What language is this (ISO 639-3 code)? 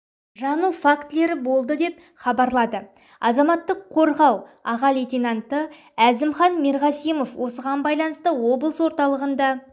kaz